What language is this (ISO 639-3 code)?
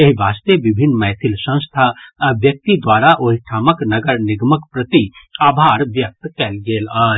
mai